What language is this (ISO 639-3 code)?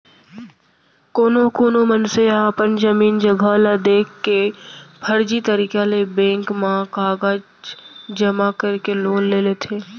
hne